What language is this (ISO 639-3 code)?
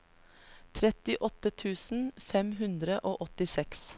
nor